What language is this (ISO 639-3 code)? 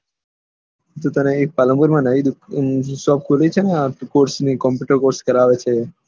guj